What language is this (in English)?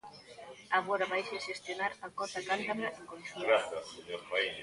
Galician